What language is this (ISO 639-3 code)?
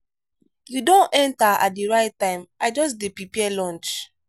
pcm